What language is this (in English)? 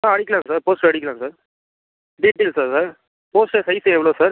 Tamil